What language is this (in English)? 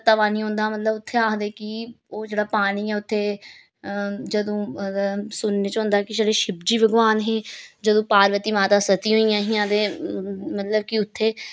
Dogri